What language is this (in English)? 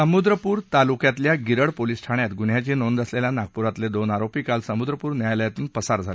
Marathi